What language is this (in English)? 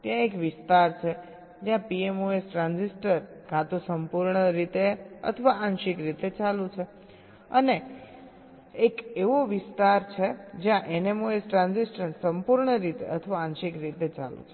Gujarati